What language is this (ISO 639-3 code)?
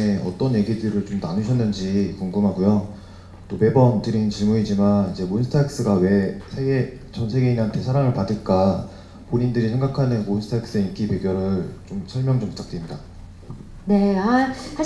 kor